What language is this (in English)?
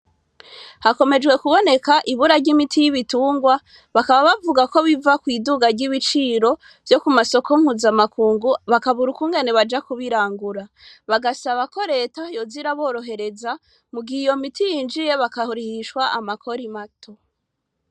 Rundi